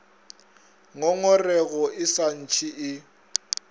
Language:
Northern Sotho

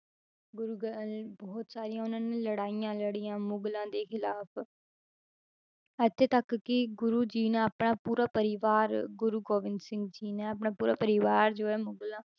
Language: Punjabi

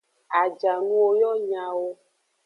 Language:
Aja (Benin)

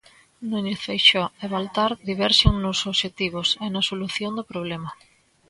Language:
Galician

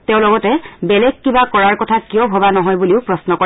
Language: Assamese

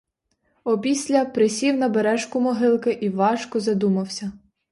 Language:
Ukrainian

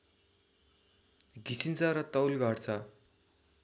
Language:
Nepali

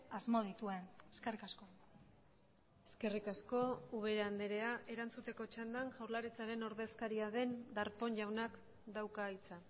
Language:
Basque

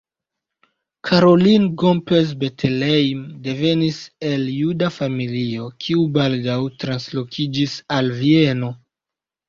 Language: Esperanto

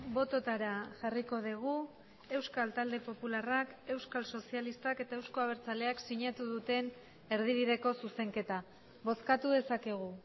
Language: Basque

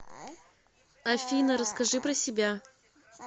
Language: Russian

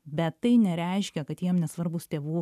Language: Lithuanian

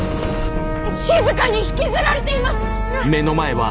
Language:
Japanese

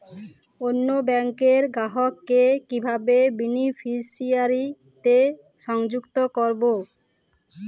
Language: Bangla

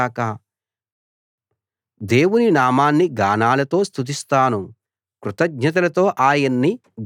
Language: Telugu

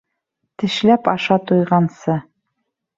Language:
Bashkir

